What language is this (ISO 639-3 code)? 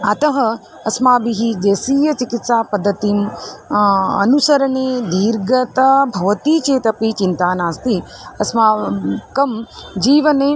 san